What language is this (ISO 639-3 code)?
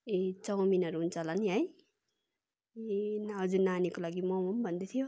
nep